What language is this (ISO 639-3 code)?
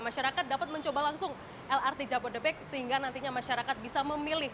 ind